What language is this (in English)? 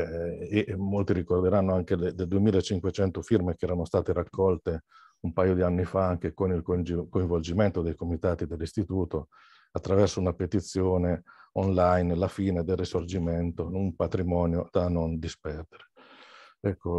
Italian